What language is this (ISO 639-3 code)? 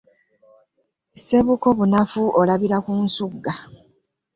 lug